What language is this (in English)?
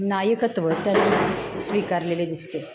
Marathi